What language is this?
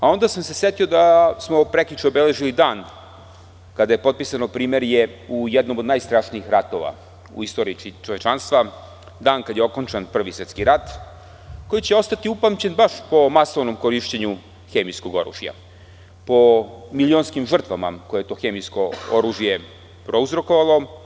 Serbian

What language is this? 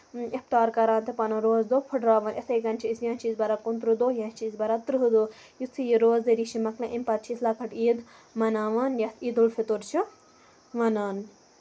Kashmiri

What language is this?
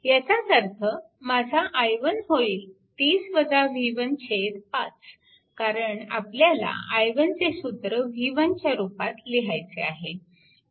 Marathi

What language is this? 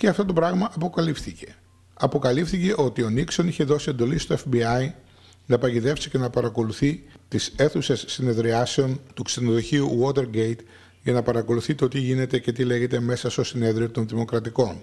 Greek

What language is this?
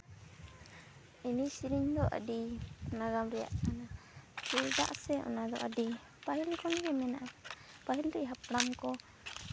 Santali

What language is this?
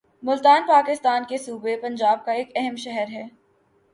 Urdu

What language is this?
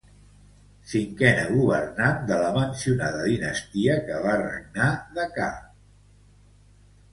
Catalan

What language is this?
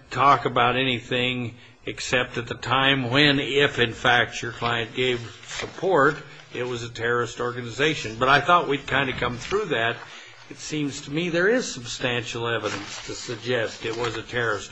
English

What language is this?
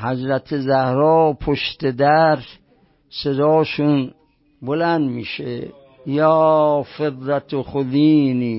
Persian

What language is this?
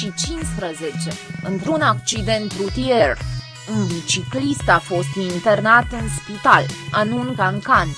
Romanian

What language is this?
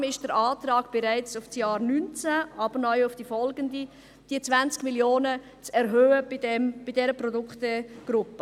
Swiss German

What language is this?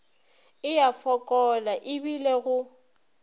Northern Sotho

